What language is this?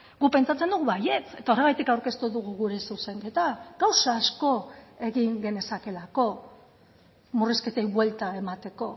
Basque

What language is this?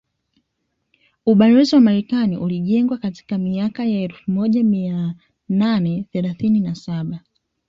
Swahili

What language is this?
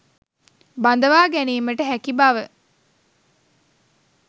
Sinhala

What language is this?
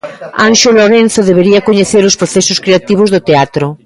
Galician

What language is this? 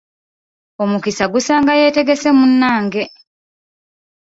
Ganda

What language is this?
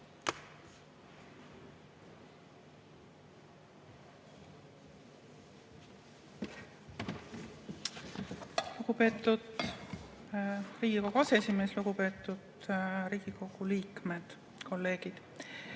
Estonian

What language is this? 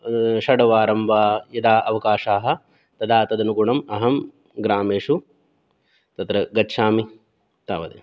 Sanskrit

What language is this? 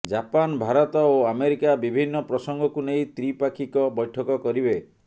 Odia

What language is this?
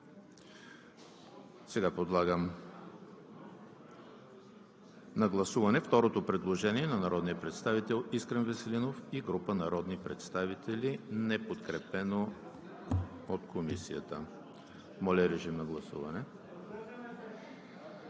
Bulgarian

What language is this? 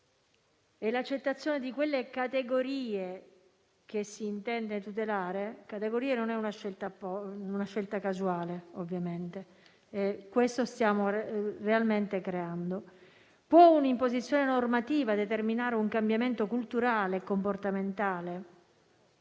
Italian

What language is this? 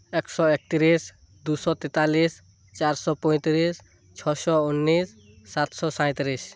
Santali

